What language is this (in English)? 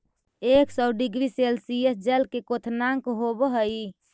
Magahi